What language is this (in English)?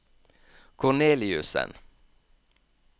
Norwegian